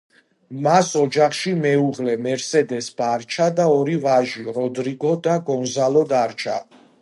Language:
Georgian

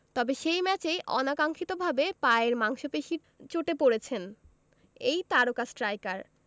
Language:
Bangla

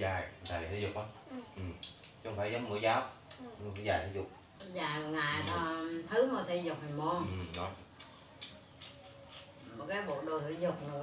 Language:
Vietnamese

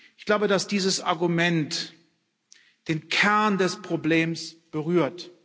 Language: German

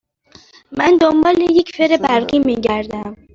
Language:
Persian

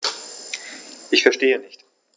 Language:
German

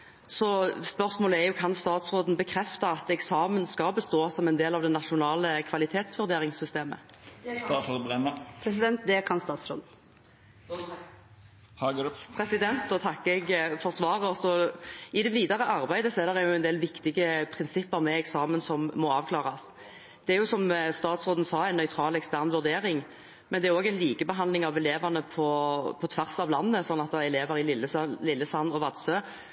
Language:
Norwegian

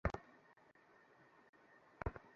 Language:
Bangla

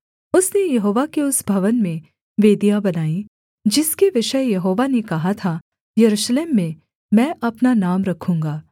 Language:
Hindi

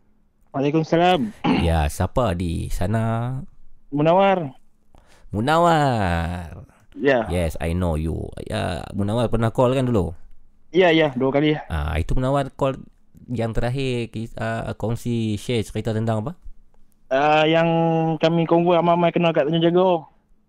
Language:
Malay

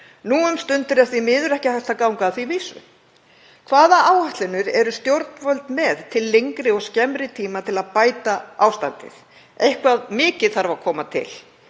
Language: Icelandic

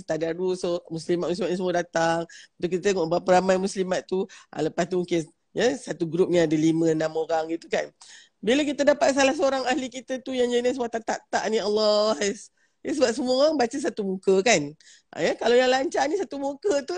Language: Malay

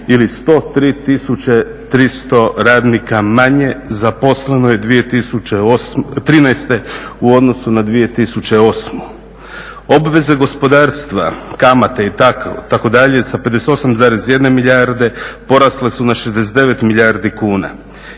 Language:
Croatian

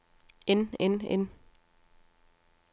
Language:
Danish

